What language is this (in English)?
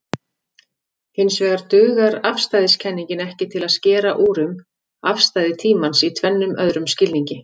Icelandic